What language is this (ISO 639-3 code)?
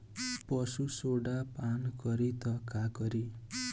bho